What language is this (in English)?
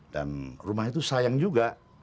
Indonesian